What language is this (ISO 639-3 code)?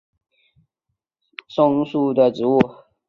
zho